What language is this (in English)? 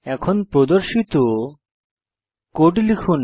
Bangla